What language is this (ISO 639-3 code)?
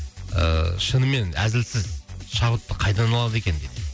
kaz